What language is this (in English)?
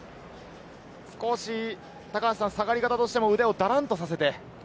Japanese